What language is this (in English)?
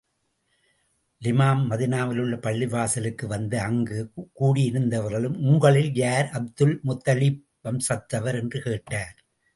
Tamil